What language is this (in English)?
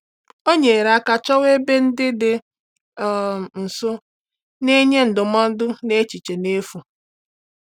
Igbo